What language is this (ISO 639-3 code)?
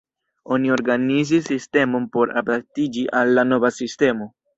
epo